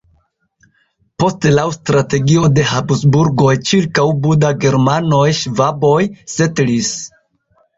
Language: Esperanto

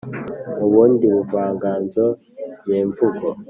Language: Kinyarwanda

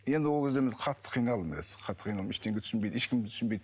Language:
Kazakh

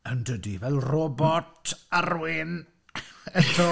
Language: Welsh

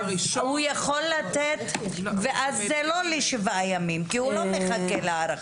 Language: Hebrew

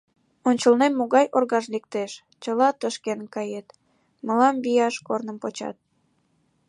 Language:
Mari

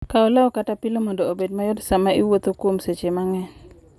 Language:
Luo (Kenya and Tanzania)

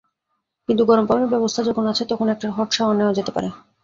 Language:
Bangla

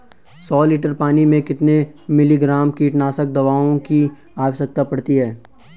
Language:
Hindi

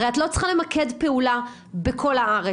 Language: Hebrew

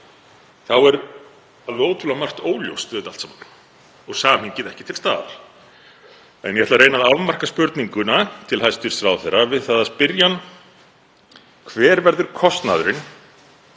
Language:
Icelandic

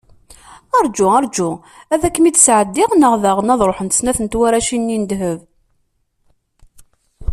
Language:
Kabyle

